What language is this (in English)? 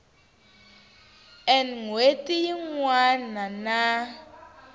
Tsonga